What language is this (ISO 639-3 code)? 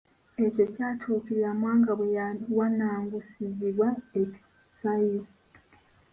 lug